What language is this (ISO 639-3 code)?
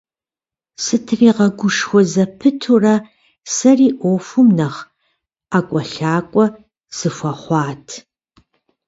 kbd